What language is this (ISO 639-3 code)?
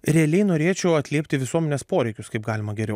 lit